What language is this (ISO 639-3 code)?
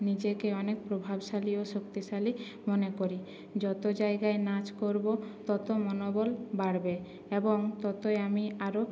ben